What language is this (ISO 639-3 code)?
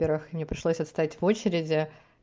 rus